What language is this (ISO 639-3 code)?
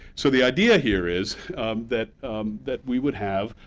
eng